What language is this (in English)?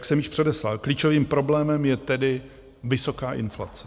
Czech